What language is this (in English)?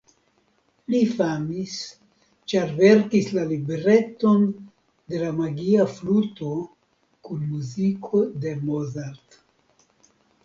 Esperanto